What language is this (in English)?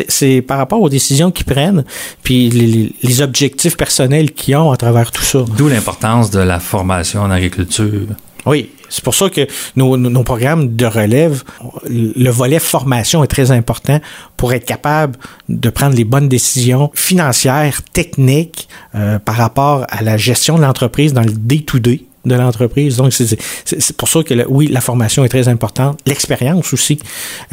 French